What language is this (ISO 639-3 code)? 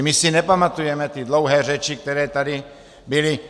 ces